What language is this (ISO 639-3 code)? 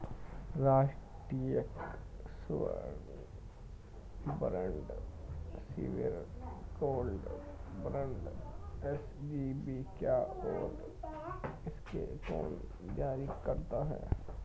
hin